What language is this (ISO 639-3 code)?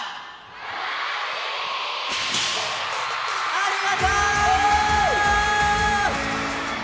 jpn